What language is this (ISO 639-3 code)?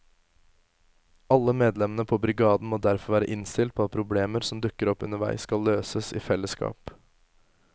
nor